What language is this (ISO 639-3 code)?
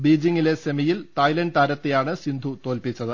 mal